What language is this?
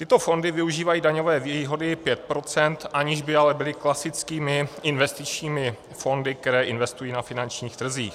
Czech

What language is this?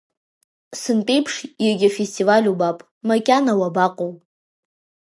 Abkhazian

